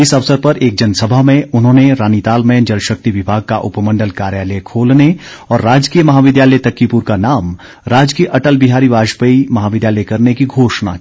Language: Hindi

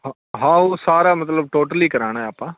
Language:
Punjabi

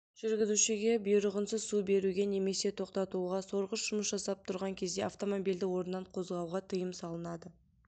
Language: Kazakh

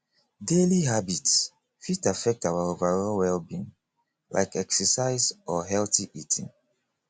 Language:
Nigerian Pidgin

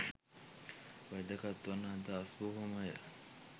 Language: Sinhala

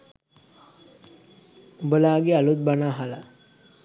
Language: Sinhala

